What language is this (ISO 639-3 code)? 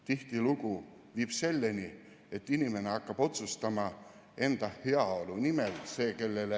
est